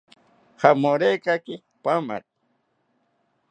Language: South Ucayali Ashéninka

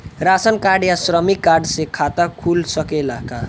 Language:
Bhojpuri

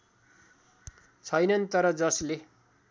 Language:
Nepali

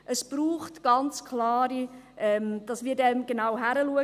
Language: Swiss German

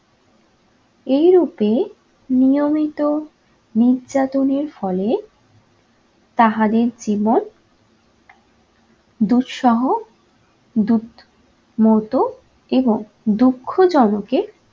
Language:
Bangla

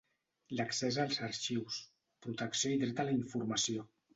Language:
Catalan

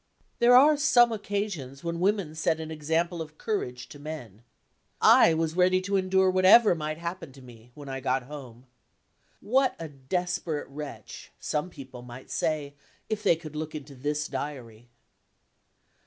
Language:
English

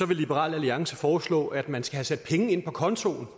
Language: Danish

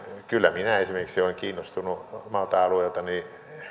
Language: Finnish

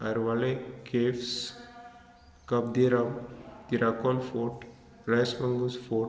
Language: Konkani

